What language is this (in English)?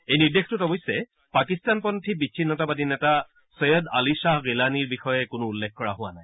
Assamese